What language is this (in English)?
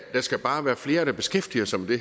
Danish